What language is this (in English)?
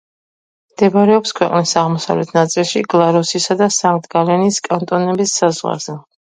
Georgian